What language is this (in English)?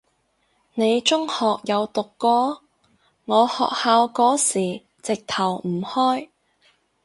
Cantonese